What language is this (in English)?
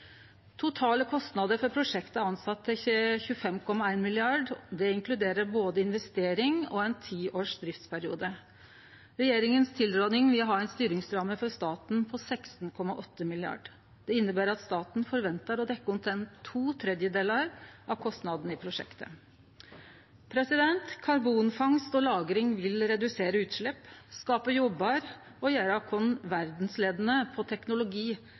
Norwegian Nynorsk